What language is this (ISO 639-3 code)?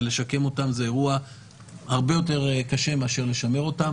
heb